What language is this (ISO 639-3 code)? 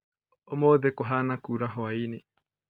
kik